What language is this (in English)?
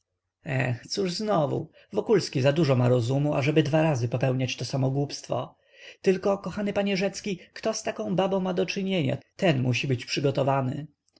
Polish